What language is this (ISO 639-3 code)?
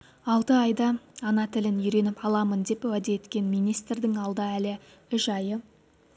kaz